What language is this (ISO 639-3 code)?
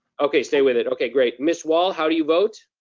eng